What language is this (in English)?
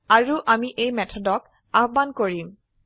Assamese